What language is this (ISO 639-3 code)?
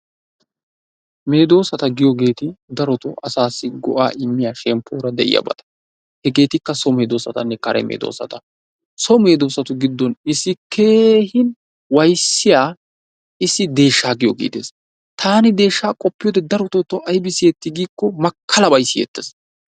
wal